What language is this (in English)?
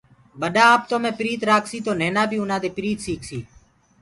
Gurgula